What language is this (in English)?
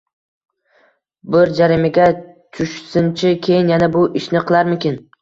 Uzbek